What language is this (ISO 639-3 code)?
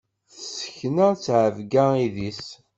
kab